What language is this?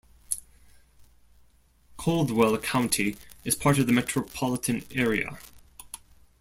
English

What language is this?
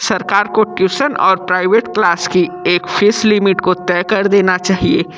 Hindi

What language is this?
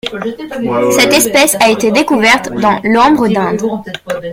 French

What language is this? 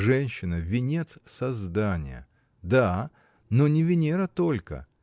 Russian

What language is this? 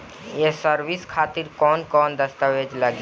Bhojpuri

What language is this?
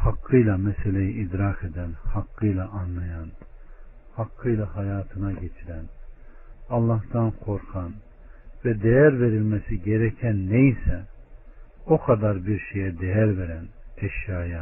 Turkish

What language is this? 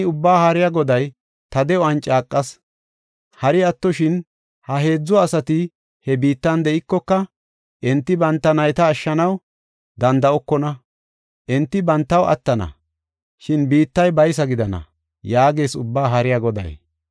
Gofa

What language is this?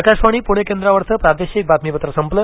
Marathi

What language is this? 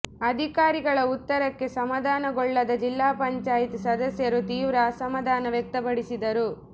Kannada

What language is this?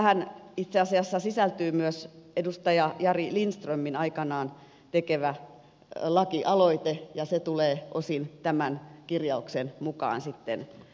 Finnish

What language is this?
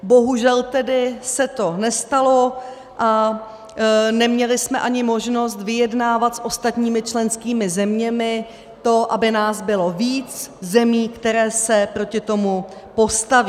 Czech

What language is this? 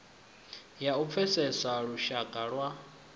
Venda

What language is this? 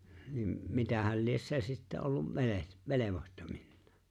Finnish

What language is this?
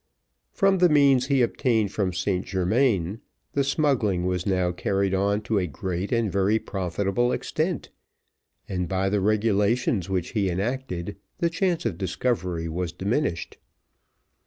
English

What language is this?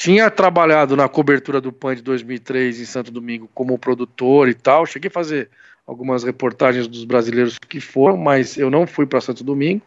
Portuguese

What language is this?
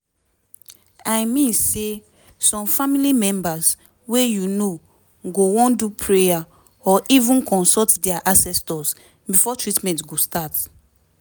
Nigerian Pidgin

